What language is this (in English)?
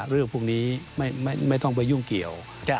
Thai